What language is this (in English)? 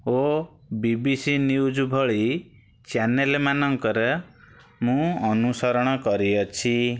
Odia